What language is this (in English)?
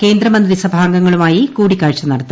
Malayalam